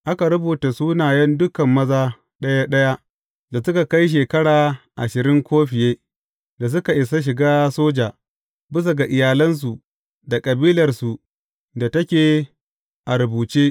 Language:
Hausa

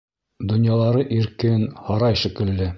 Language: Bashkir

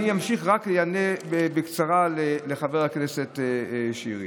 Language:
Hebrew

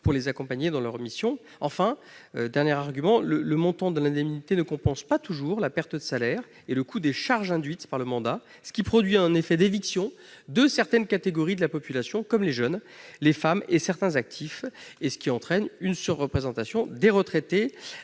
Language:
French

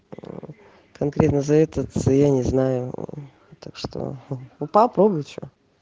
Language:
Russian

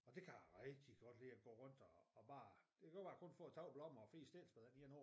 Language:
Danish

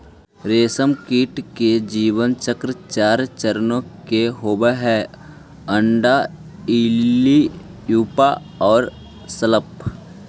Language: Magahi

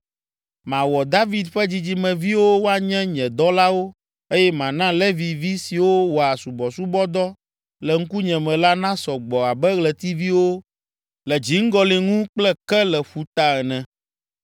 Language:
Ewe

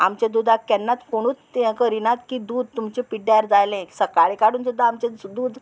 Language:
Konkani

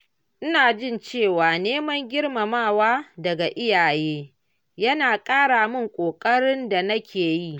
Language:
Hausa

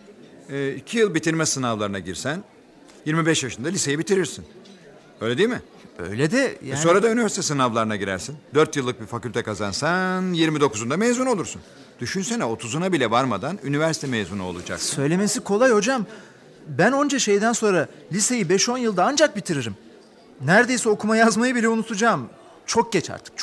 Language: Turkish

